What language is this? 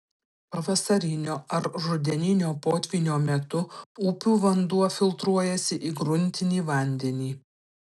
Lithuanian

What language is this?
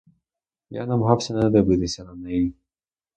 Ukrainian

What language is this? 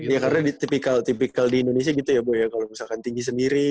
Indonesian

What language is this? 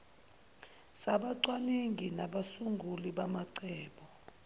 Zulu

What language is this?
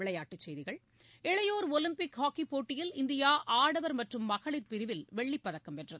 Tamil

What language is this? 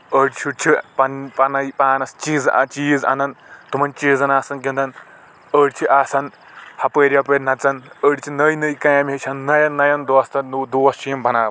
Kashmiri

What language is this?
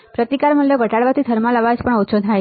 Gujarati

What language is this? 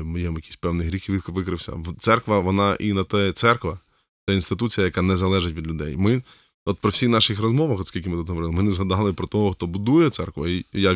Ukrainian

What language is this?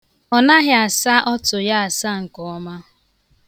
Igbo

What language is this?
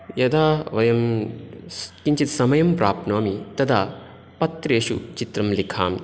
Sanskrit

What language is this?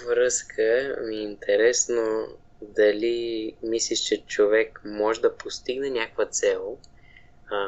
Bulgarian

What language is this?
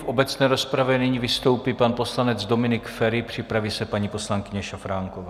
Czech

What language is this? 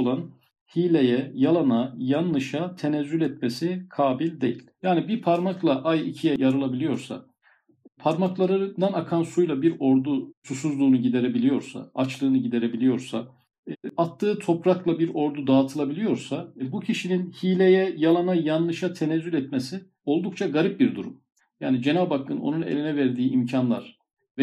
Turkish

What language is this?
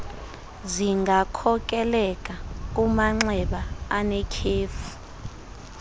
Xhosa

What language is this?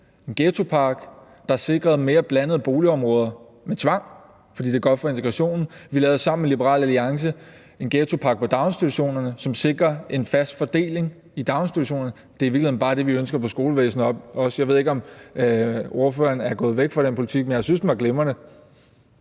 Danish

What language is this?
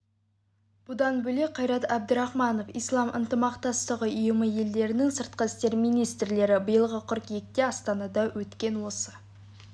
Kazakh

